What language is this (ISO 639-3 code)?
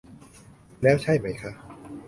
tha